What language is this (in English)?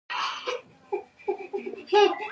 Pashto